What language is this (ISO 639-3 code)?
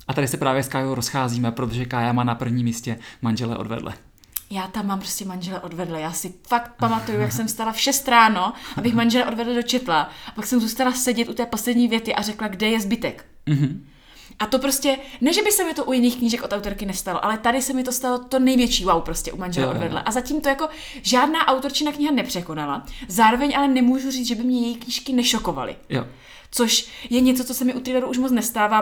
ces